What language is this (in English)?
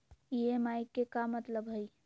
Magahi